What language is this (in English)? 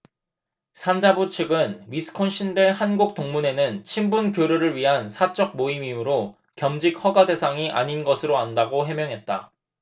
Korean